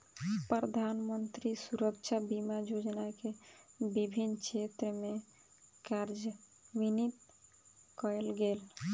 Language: Maithili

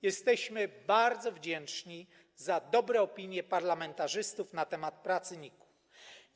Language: Polish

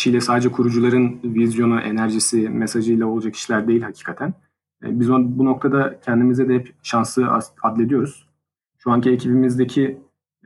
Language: Turkish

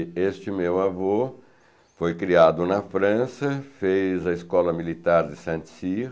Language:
Portuguese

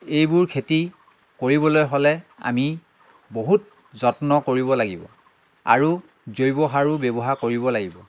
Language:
Assamese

